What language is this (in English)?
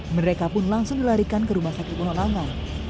Indonesian